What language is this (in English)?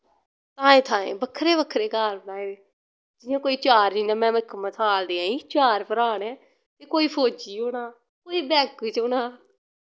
Dogri